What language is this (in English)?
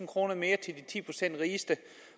Danish